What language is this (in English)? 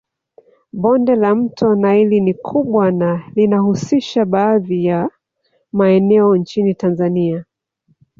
Swahili